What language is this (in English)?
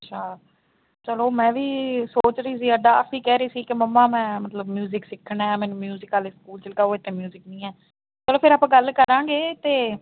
Punjabi